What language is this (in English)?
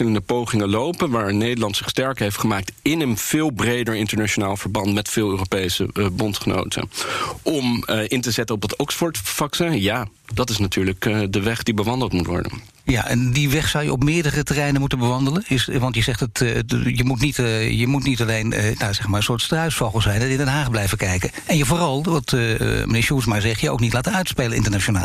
Dutch